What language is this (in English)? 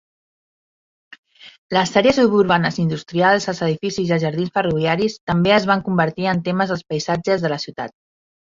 Catalan